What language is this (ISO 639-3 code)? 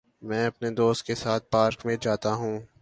urd